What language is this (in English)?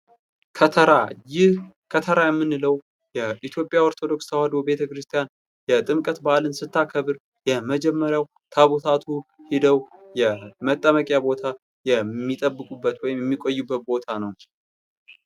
Amharic